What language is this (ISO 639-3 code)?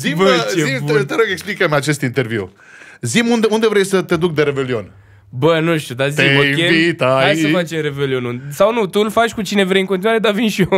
ron